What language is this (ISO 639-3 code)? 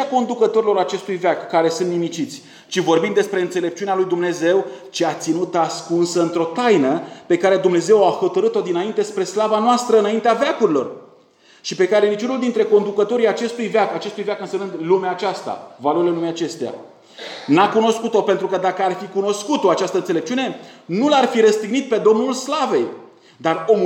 ron